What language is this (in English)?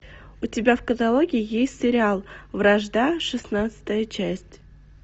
Russian